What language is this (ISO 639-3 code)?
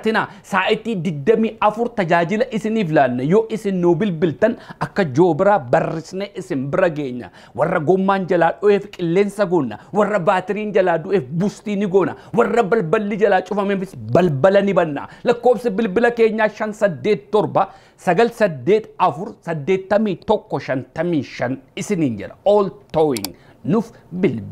ara